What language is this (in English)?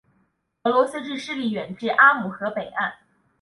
Chinese